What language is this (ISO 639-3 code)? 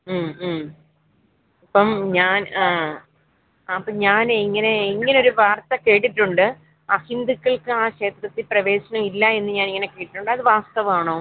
mal